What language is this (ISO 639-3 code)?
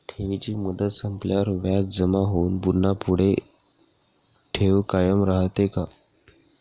mar